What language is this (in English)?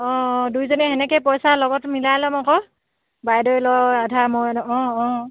Assamese